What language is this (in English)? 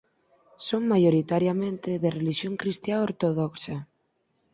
Galician